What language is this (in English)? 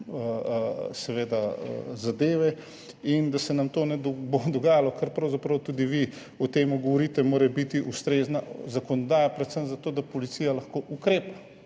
Slovenian